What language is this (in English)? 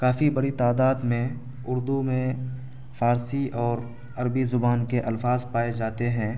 Urdu